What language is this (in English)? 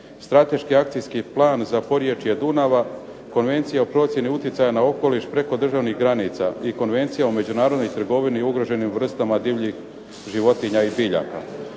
Croatian